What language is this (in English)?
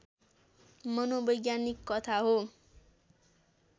Nepali